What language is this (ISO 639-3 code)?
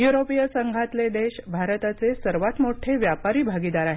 mar